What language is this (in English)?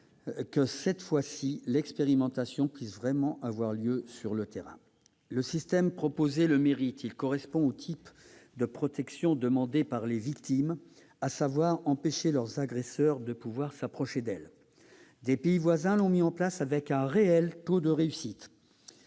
French